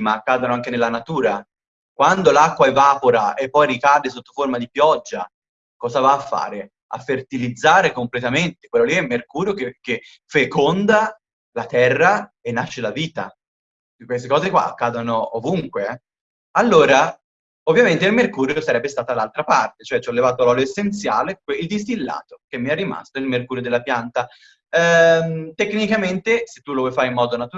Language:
Italian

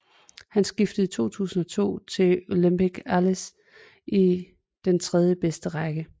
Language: Danish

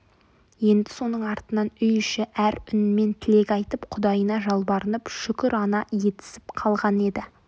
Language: Kazakh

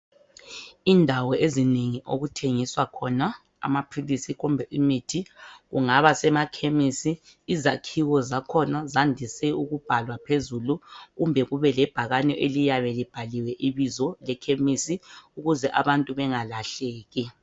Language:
North Ndebele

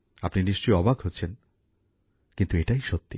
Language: Bangla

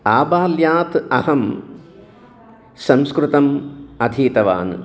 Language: Sanskrit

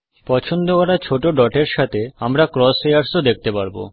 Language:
Bangla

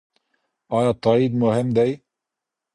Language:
Pashto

